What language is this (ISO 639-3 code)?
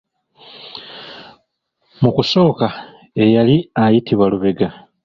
lug